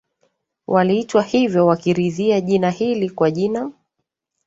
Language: Swahili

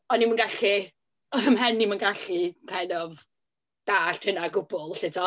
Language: Welsh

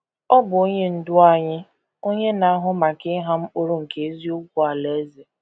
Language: Igbo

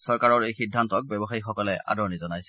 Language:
Assamese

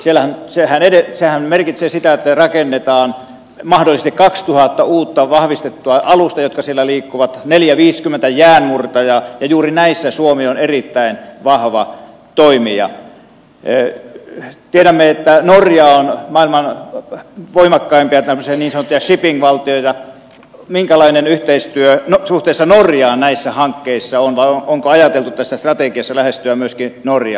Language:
Finnish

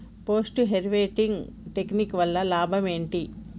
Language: Telugu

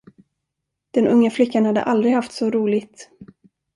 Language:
Swedish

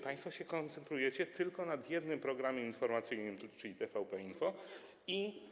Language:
Polish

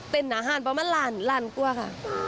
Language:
Thai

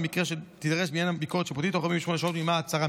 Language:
Hebrew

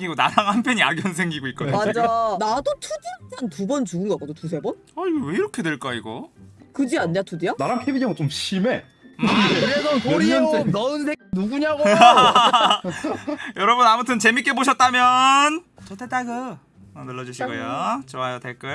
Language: Korean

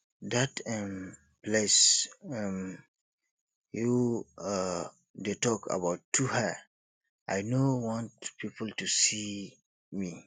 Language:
Nigerian Pidgin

